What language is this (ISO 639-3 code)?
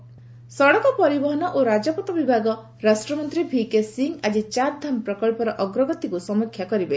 ori